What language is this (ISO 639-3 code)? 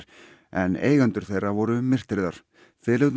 isl